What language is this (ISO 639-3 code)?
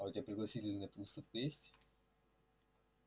rus